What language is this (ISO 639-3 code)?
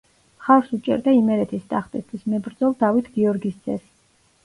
kat